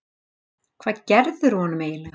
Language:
Icelandic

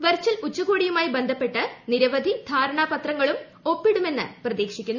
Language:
Malayalam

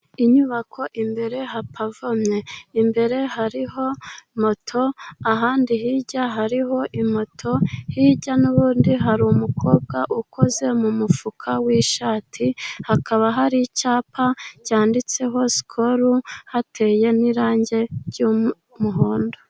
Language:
Kinyarwanda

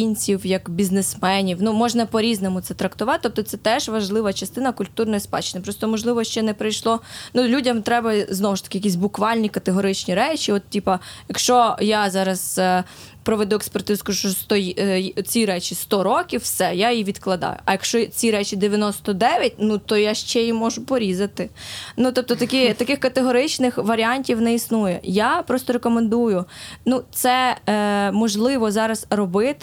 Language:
Ukrainian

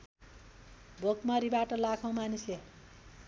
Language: Nepali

